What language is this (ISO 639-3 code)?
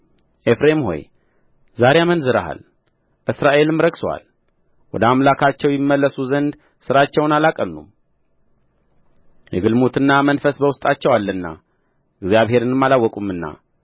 amh